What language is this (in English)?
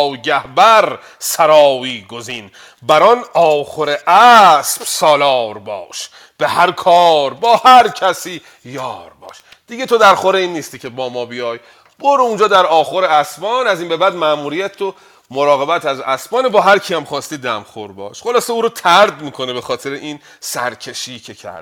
Persian